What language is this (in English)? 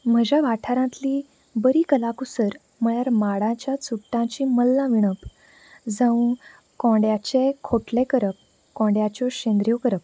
Konkani